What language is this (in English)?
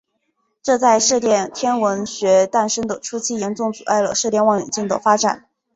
Chinese